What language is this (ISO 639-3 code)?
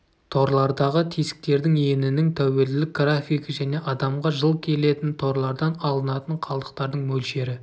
kaz